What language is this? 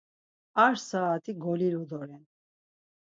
Laz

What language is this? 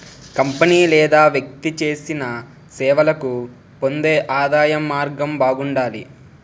Telugu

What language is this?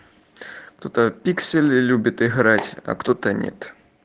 Russian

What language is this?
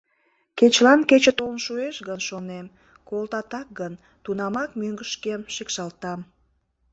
Mari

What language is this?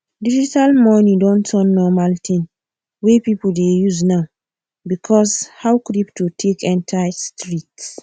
Nigerian Pidgin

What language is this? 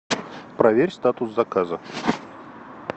Russian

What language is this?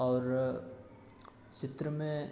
Maithili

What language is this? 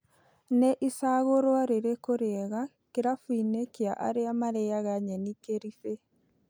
Kikuyu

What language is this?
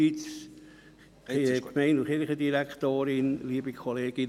Swiss German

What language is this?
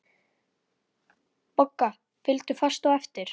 Icelandic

